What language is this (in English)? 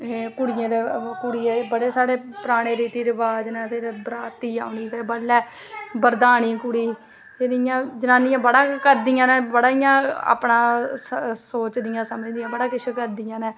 Dogri